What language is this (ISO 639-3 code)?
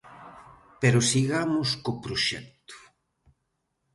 glg